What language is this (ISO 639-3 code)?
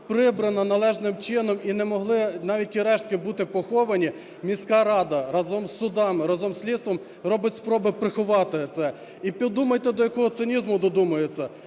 ukr